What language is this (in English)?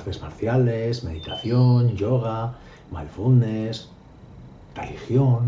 Spanish